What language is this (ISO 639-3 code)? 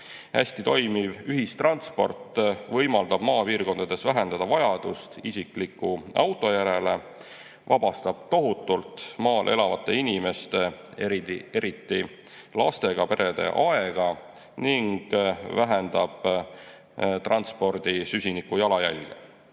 est